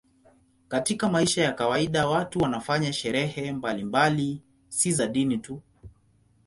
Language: Swahili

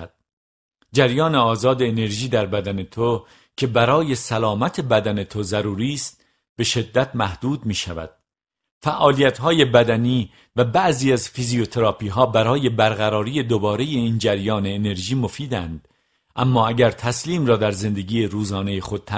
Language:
Persian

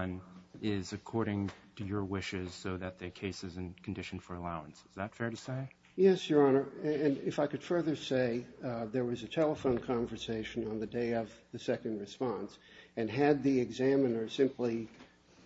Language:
English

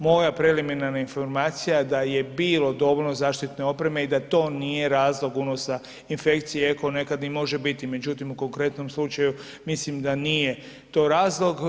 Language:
Croatian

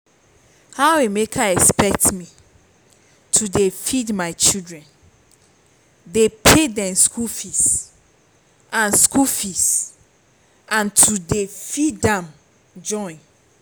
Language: Nigerian Pidgin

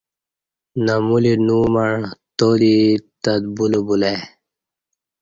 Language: Kati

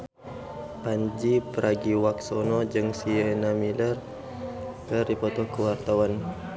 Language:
Sundanese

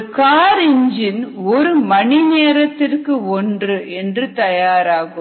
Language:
Tamil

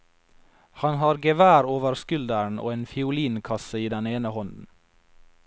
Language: Norwegian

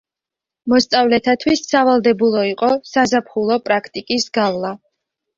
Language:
Georgian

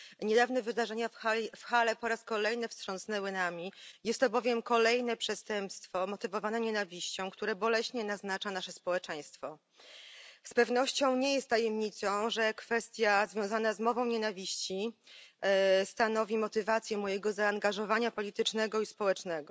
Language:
Polish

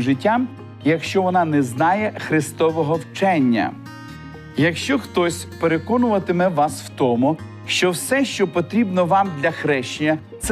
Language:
Ukrainian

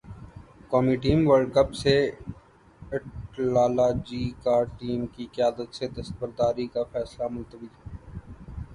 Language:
Urdu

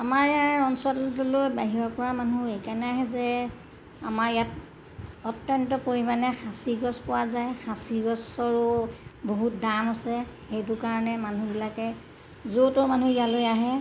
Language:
Assamese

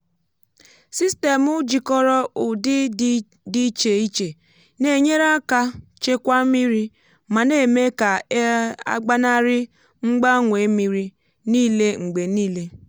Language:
Igbo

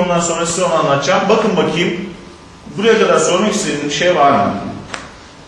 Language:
Turkish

